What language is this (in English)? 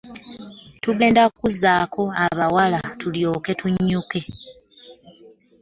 Ganda